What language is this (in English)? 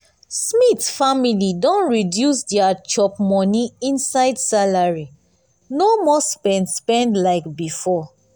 Nigerian Pidgin